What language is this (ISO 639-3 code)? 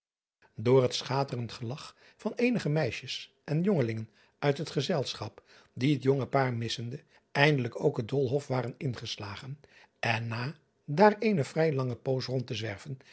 nld